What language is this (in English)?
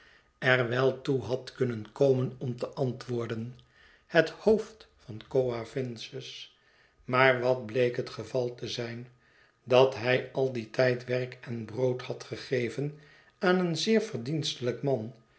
Dutch